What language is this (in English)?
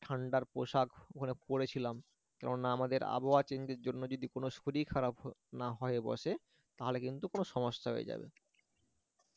Bangla